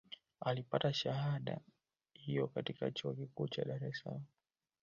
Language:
Swahili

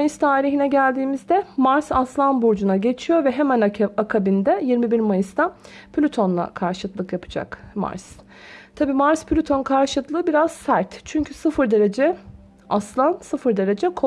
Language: Turkish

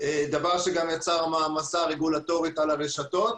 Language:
Hebrew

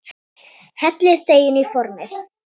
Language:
Icelandic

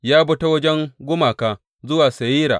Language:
Hausa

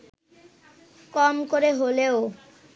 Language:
Bangla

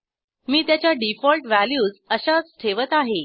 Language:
Marathi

